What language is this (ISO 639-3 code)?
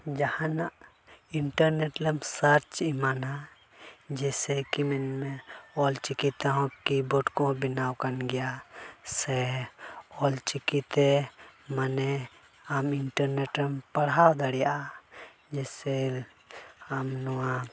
sat